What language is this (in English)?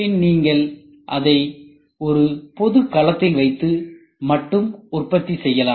Tamil